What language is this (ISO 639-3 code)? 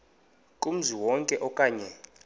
xho